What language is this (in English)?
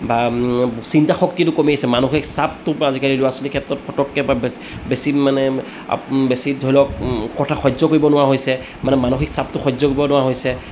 Assamese